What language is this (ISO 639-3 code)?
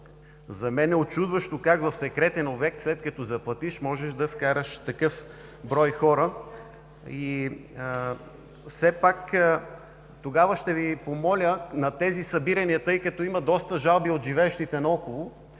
bul